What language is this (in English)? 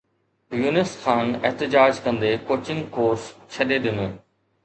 Sindhi